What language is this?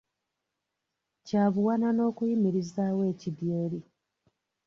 Ganda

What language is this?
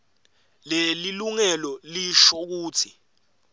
Swati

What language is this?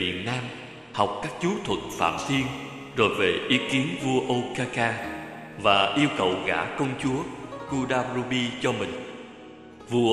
Vietnamese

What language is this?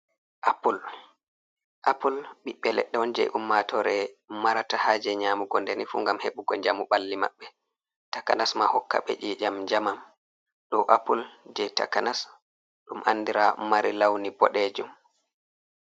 Fula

